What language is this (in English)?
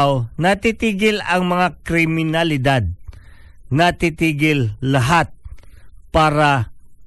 Filipino